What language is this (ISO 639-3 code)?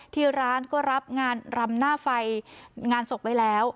tha